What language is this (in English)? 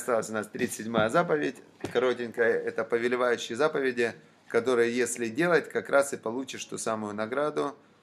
Russian